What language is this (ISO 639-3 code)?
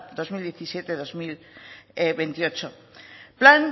eus